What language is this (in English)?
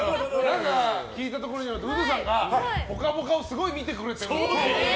Japanese